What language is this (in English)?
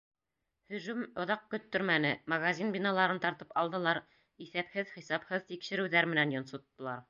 Bashkir